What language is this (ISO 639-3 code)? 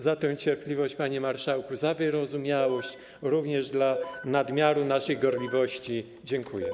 pol